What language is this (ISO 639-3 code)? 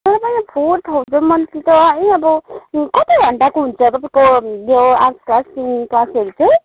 nep